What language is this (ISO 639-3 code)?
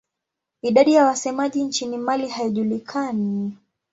swa